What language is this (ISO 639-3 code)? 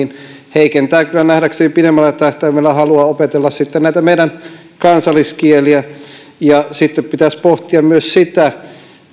fin